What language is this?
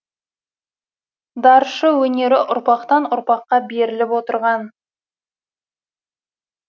Kazakh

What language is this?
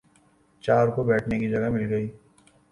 Urdu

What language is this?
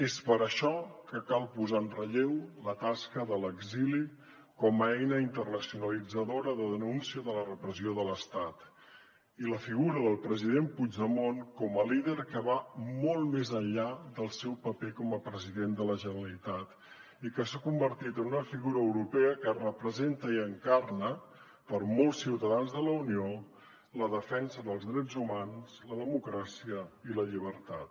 Catalan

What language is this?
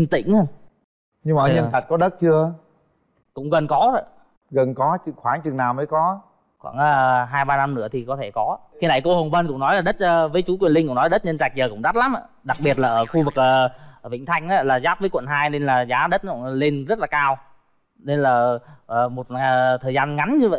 Vietnamese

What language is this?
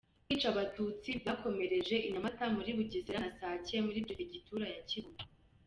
Kinyarwanda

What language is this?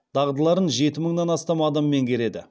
Kazakh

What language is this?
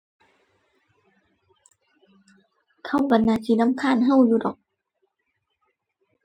Thai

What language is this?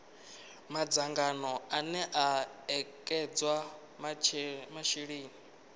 Venda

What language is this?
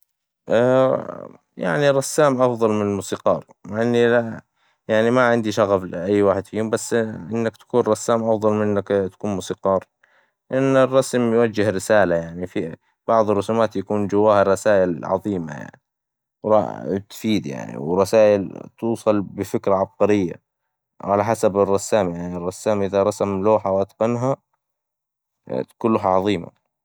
Hijazi Arabic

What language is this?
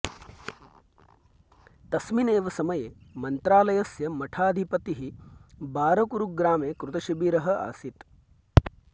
Sanskrit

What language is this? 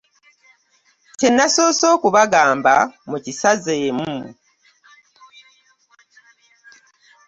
Ganda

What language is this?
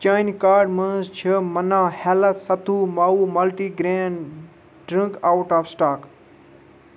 Kashmiri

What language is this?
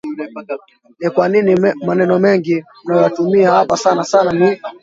Swahili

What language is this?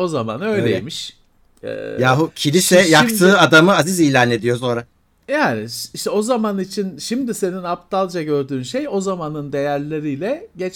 Turkish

